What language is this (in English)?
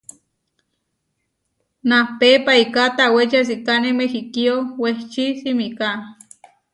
Huarijio